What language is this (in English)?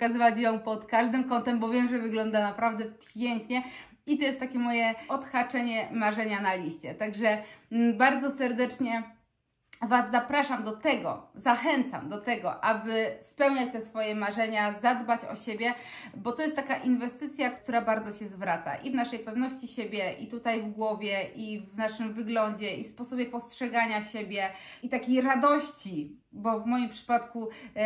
Polish